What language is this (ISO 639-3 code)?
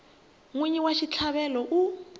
tso